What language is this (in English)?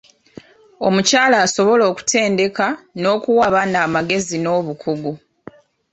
Ganda